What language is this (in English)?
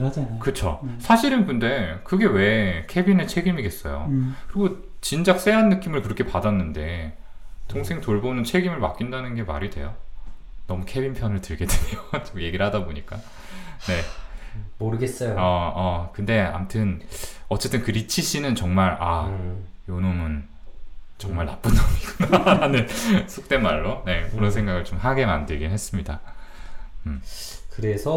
Korean